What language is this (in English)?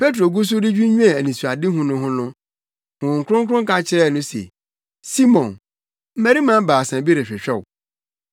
Akan